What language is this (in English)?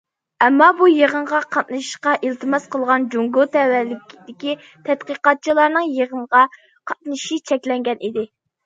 Uyghur